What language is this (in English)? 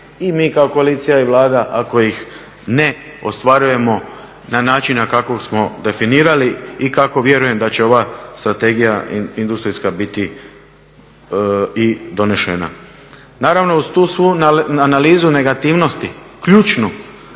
Croatian